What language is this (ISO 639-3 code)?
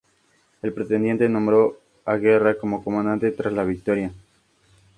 spa